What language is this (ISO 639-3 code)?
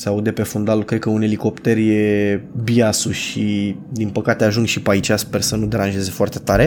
ron